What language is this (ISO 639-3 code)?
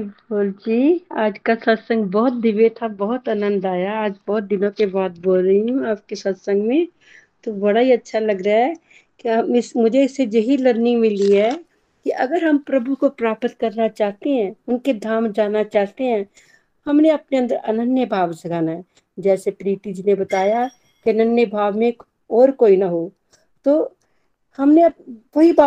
hin